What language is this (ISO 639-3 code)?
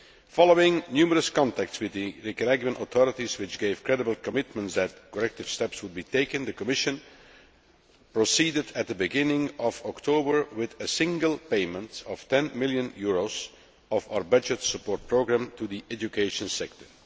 eng